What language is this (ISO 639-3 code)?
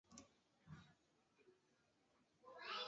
zho